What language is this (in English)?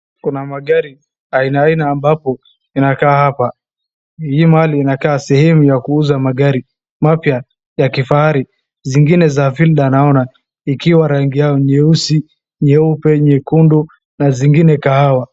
Swahili